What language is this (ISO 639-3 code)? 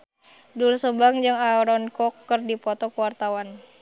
sun